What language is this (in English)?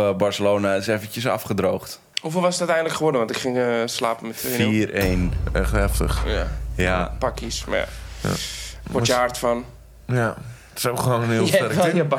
Dutch